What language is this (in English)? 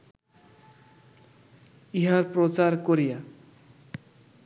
Bangla